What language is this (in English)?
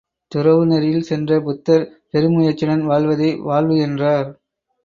Tamil